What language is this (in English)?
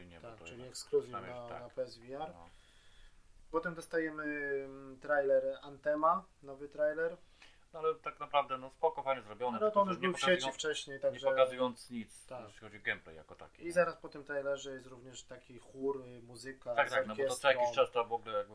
Polish